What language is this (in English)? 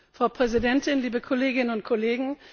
German